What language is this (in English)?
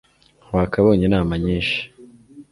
Kinyarwanda